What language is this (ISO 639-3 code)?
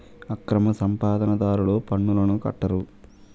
tel